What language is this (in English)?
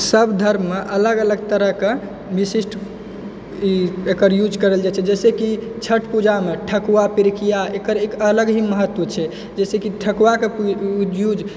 Maithili